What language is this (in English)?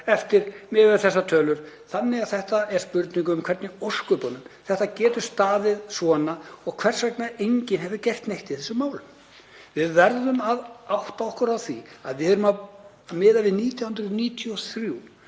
Icelandic